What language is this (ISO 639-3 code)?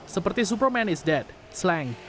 ind